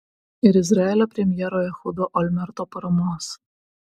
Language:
Lithuanian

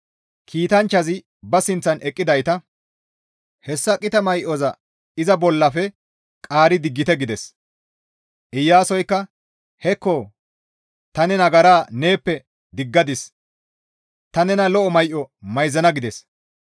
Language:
Gamo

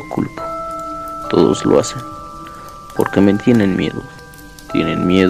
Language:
Spanish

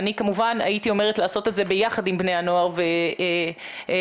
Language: Hebrew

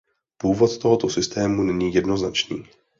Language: Czech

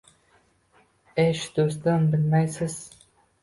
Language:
Uzbek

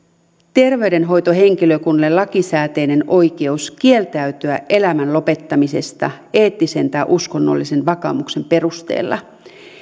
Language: Finnish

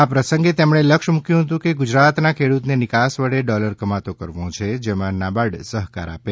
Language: Gujarati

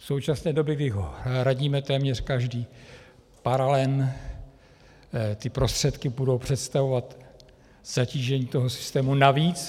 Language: Czech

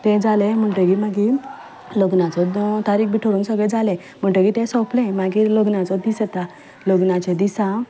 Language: Konkani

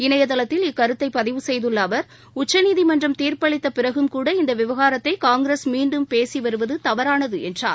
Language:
Tamil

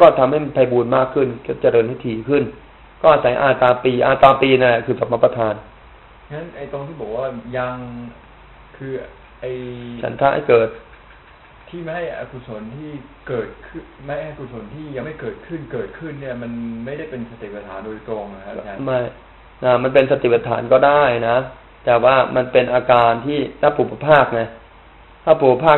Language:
Thai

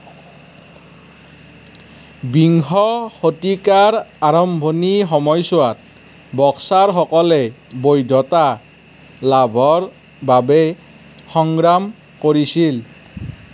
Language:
Assamese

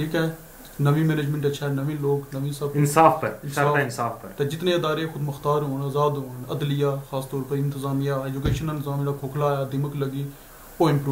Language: Hindi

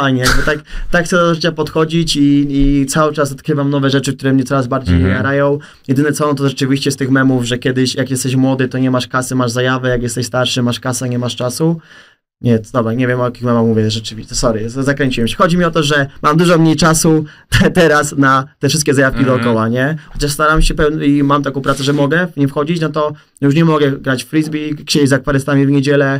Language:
Polish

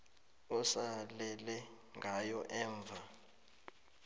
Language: South Ndebele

